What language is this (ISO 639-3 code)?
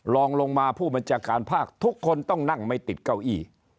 tha